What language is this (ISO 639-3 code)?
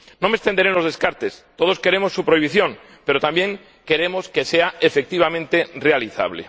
spa